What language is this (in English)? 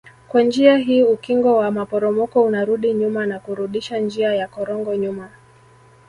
Swahili